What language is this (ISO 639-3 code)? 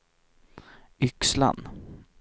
swe